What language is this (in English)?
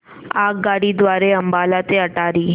Marathi